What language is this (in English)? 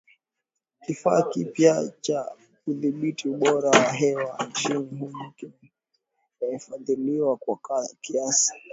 Swahili